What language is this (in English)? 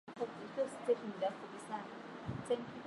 Swahili